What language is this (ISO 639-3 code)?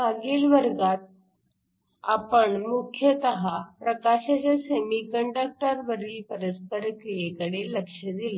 mar